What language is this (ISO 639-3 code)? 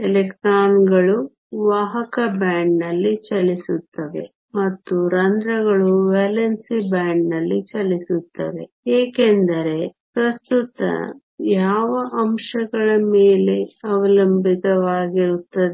kan